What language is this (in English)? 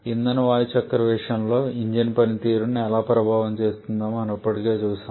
Telugu